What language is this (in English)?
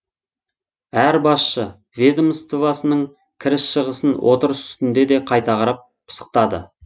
Kazakh